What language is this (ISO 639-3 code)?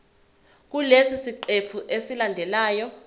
zul